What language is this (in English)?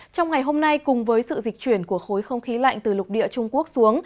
Vietnamese